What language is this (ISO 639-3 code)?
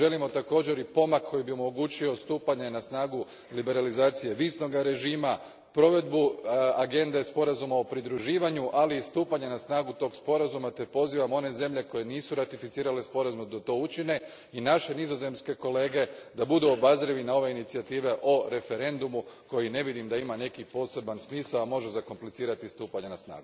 hrv